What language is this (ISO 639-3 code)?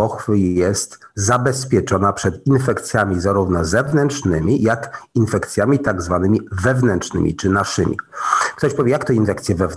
pol